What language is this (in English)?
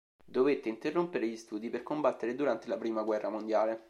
Italian